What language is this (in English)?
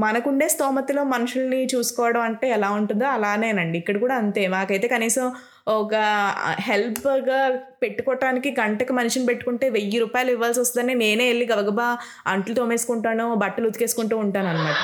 Telugu